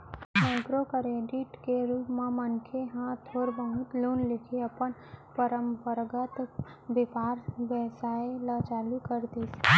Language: Chhattisgarhi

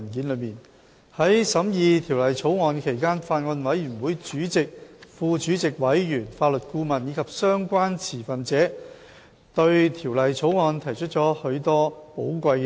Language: Cantonese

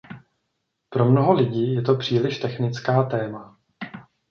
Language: Czech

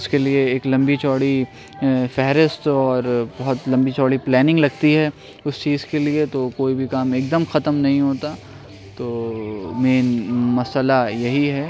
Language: Urdu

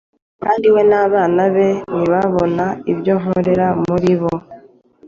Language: Kinyarwanda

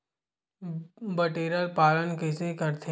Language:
Chhattisgarhi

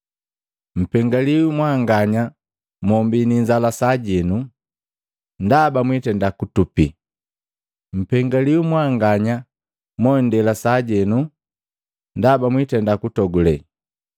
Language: Matengo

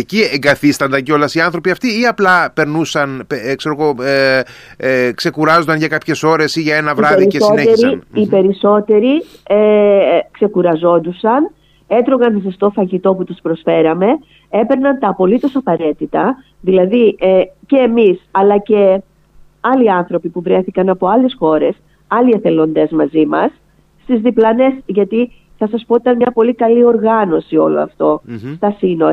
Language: Greek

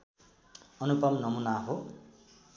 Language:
Nepali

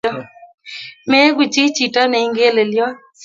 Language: Kalenjin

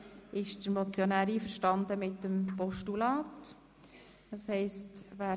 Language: Swiss German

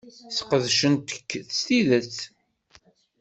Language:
Kabyle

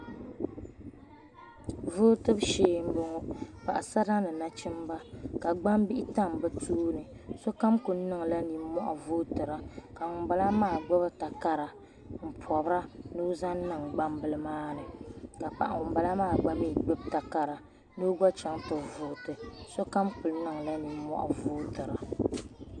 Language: Dagbani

